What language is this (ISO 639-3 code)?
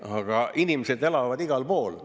est